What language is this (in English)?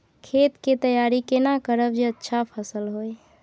Maithili